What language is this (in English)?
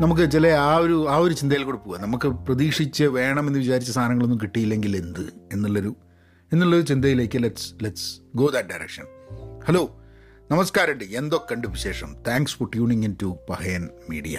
Malayalam